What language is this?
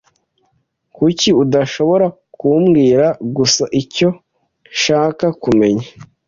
Kinyarwanda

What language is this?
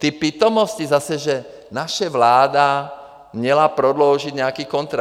Czech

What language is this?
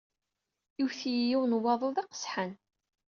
Kabyle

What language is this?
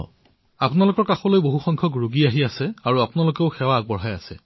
Assamese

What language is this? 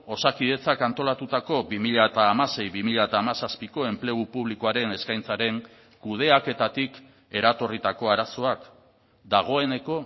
Basque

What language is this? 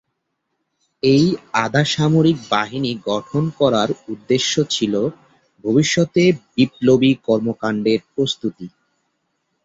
Bangla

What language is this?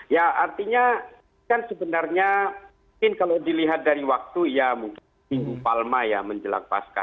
Indonesian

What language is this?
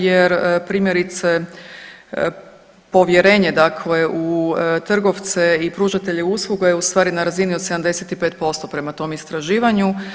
Croatian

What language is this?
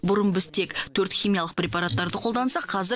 Kazakh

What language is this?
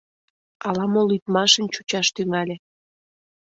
Mari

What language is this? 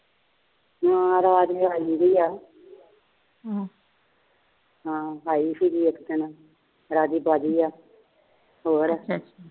Punjabi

